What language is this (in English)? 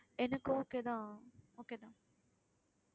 Tamil